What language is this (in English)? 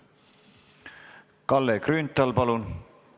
Estonian